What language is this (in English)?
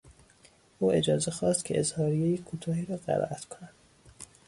Persian